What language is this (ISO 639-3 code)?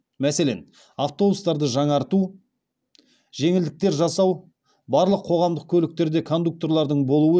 kaz